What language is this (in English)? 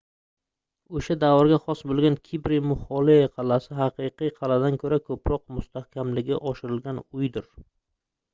Uzbek